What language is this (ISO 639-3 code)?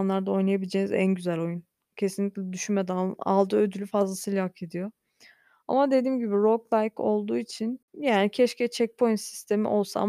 tur